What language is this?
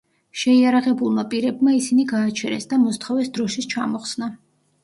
Georgian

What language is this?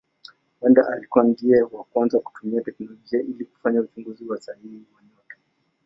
Swahili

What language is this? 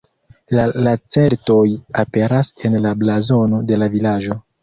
Esperanto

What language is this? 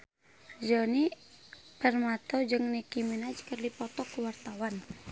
Sundanese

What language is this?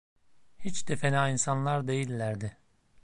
Turkish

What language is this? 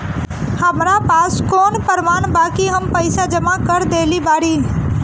Bhojpuri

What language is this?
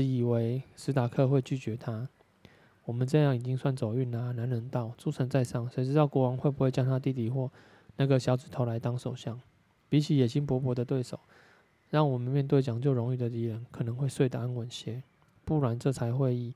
Chinese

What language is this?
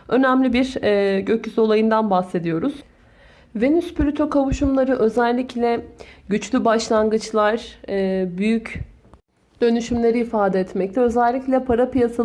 Turkish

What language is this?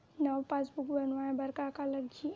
Chhattisgarhi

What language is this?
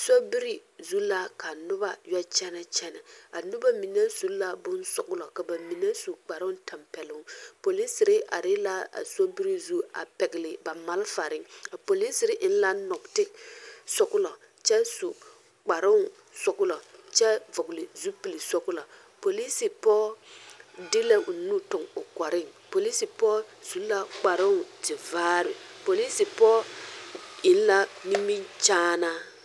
Southern Dagaare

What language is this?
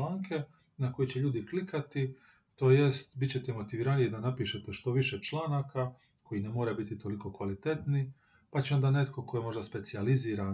Croatian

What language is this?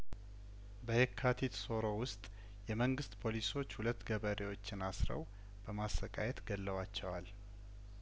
Amharic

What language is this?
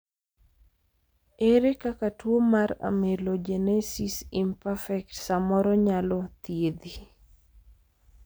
Luo (Kenya and Tanzania)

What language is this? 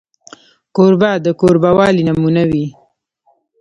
Pashto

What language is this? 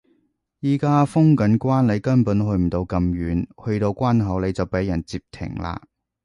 Cantonese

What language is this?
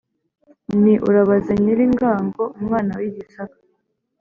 Kinyarwanda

